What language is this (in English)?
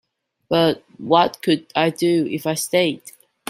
English